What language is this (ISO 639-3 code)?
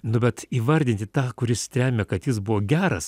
lit